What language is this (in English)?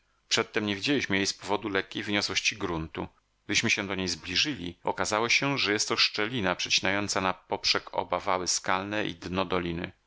Polish